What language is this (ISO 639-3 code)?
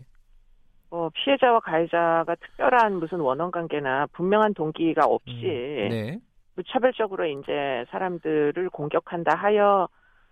kor